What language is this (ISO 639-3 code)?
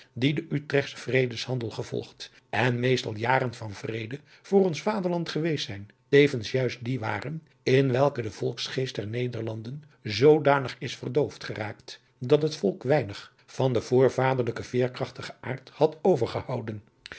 nld